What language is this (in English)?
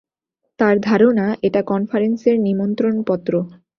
Bangla